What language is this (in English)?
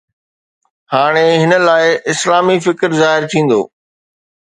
Sindhi